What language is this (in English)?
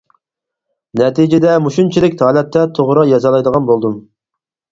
Uyghur